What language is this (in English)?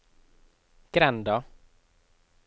Norwegian